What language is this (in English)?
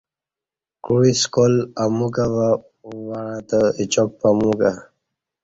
Kati